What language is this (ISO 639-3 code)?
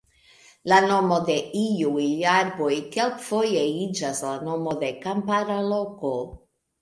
epo